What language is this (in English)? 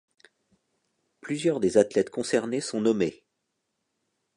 French